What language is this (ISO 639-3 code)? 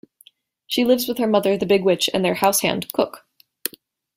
eng